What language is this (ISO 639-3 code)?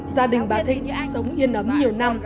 vie